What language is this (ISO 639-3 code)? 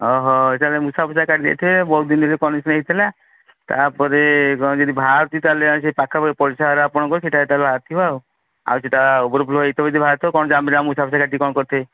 ori